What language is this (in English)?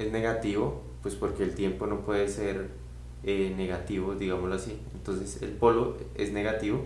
Spanish